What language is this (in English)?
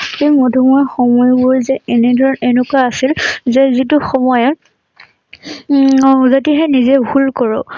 Assamese